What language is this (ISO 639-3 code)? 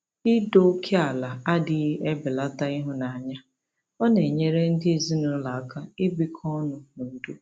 ibo